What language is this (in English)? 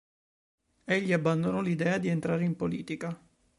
Italian